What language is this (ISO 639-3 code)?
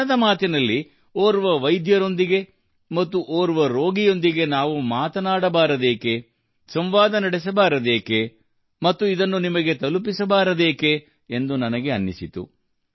kan